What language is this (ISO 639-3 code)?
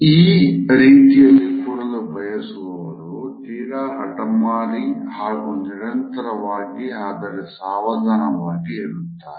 kan